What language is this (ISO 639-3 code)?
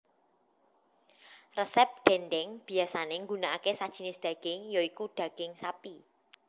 jav